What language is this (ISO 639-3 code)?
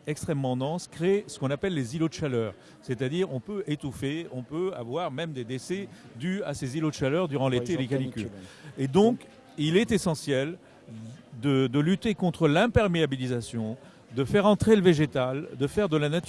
fra